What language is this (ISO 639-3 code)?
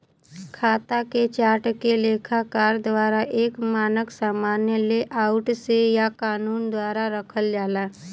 bho